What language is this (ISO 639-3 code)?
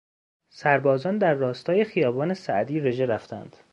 fas